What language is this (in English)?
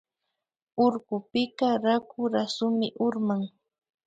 Imbabura Highland Quichua